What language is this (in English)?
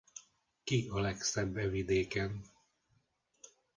Hungarian